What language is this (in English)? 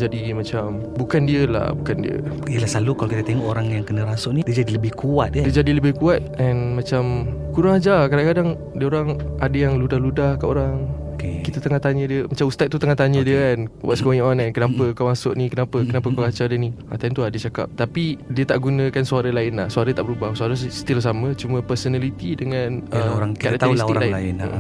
Malay